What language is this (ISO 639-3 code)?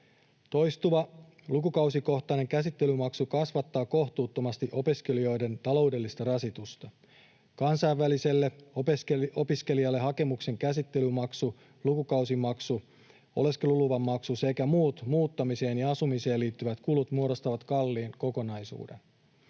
fin